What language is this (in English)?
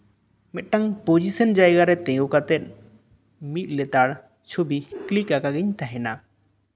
Santali